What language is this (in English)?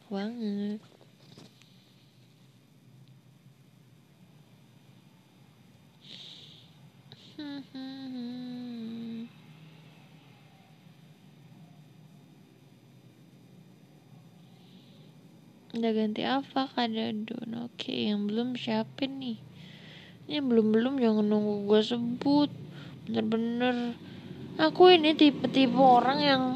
Indonesian